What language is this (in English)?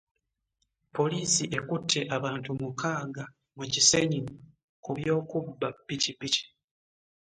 Ganda